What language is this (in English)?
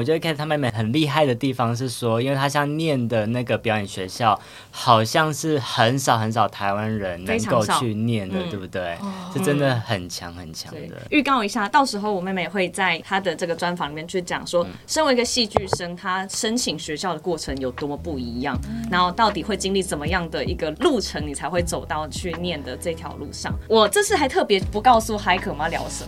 Chinese